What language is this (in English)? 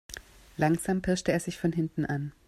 German